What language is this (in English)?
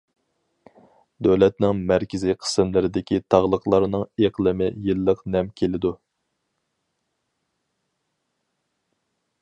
Uyghur